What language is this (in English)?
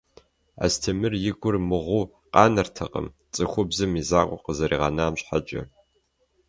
Kabardian